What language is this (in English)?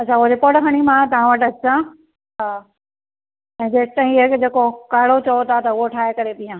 Sindhi